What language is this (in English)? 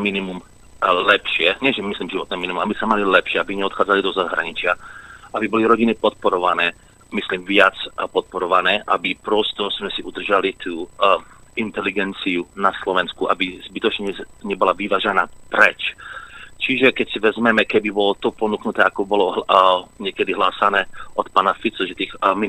Slovak